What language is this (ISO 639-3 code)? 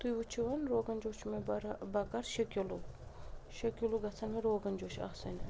kas